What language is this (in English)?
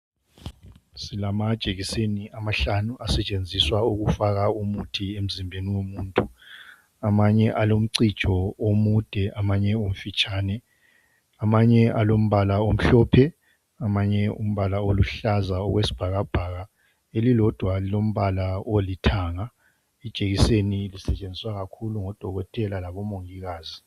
North Ndebele